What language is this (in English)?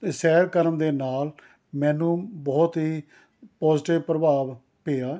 Punjabi